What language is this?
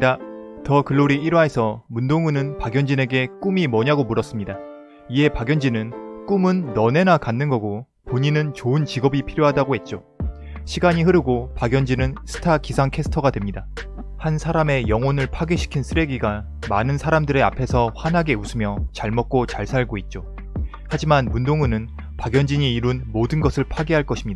Korean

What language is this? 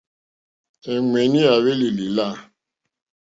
Mokpwe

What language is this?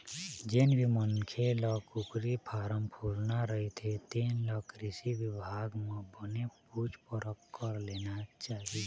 Chhattisgarhi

